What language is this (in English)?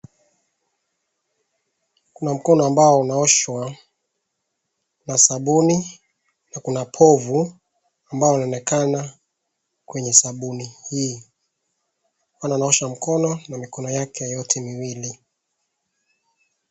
Swahili